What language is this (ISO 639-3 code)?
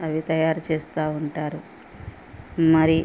tel